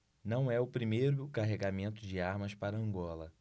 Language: Portuguese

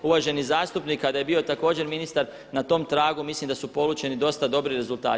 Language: Croatian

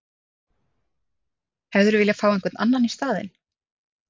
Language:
Icelandic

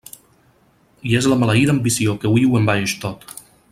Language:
Catalan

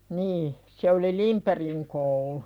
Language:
Finnish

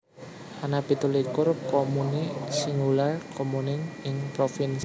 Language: Javanese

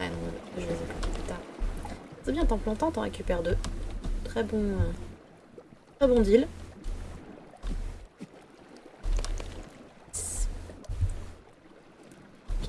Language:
French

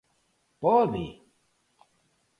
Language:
Galician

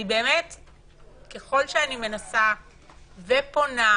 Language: Hebrew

